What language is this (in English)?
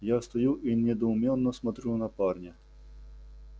Russian